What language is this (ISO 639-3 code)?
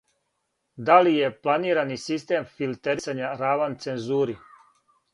srp